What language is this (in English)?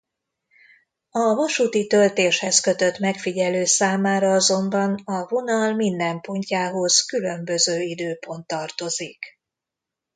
Hungarian